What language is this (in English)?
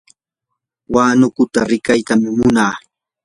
Yanahuanca Pasco Quechua